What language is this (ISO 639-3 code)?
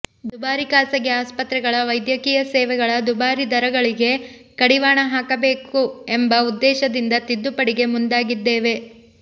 kan